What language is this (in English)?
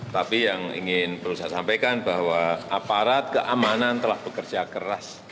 Indonesian